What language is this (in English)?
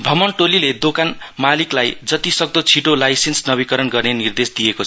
Nepali